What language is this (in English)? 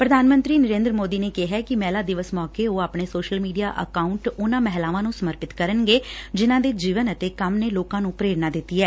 Punjabi